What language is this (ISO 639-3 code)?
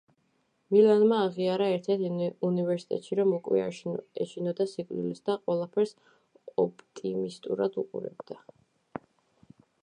kat